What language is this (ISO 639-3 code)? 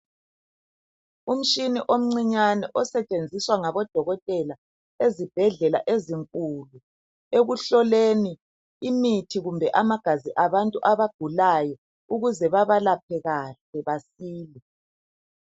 nde